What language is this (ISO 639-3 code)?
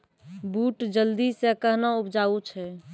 mai